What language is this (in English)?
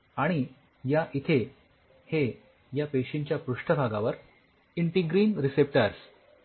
Marathi